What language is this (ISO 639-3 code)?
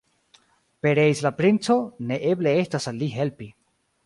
epo